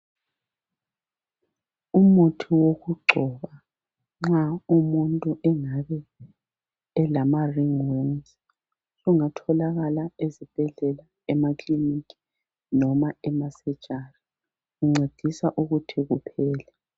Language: North Ndebele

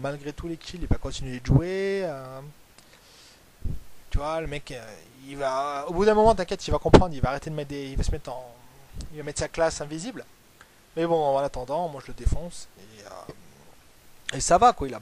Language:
French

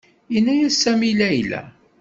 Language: Kabyle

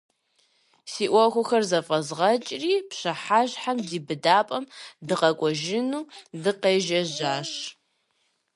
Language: Kabardian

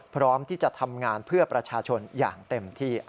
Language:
Thai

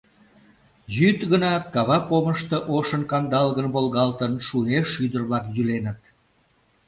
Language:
Mari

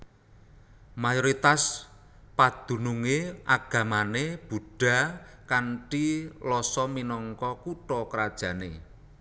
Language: Javanese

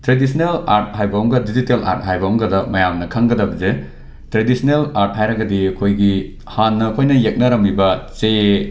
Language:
Manipuri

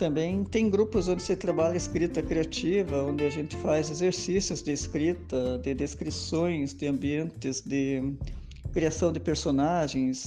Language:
Portuguese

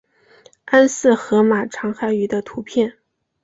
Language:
Chinese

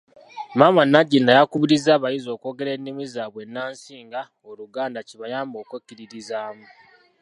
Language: Ganda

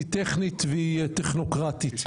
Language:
Hebrew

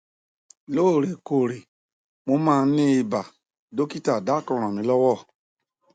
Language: Yoruba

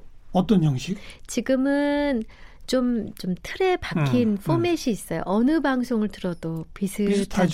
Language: Korean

